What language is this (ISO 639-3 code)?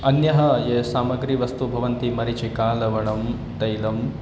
san